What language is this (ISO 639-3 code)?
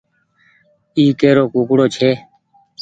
gig